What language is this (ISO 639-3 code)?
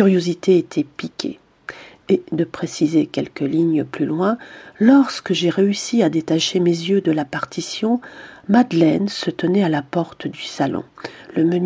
fra